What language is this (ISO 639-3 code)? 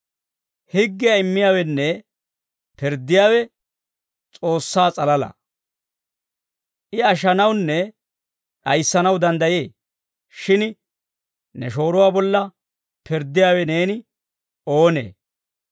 dwr